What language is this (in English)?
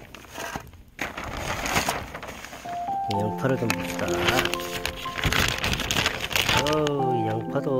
Korean